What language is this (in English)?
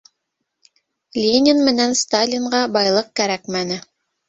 Bashkir